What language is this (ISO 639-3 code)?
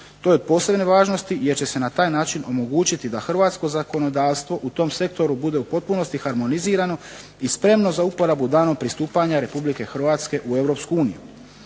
hrv